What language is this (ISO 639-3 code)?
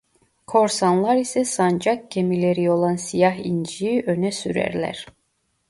tur